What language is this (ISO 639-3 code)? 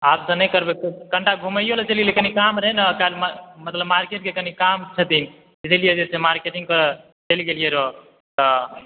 mai